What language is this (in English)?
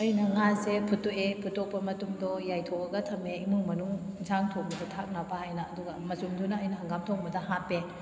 Manipuri